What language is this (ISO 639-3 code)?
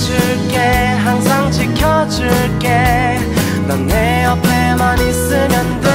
kor